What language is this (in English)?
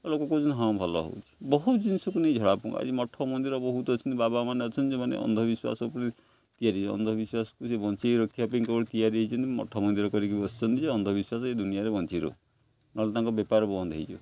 Odia